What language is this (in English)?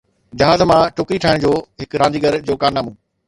Sindhi